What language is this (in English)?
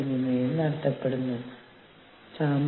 Malayalam